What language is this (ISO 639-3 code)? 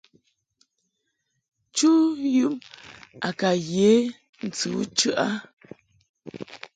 mhk